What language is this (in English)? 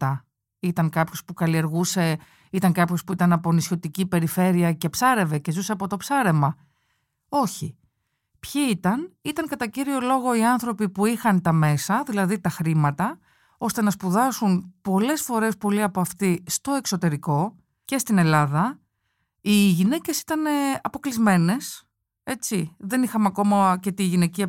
Greek